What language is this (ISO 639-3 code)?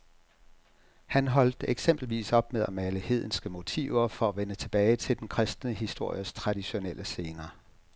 dan